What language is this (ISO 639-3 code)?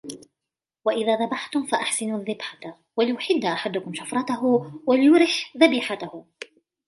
ara